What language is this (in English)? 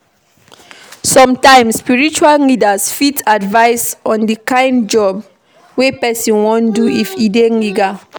Nigerian Pidgin